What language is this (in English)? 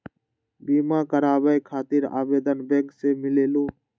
Magahi